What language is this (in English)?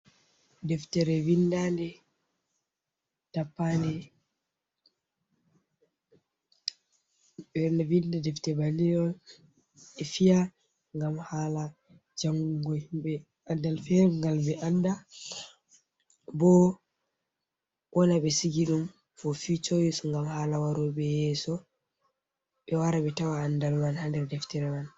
Fula